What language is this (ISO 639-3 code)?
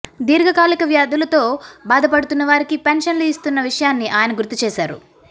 tel